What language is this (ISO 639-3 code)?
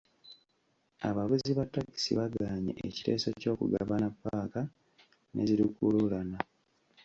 lug